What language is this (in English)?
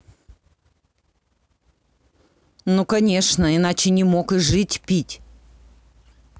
Russian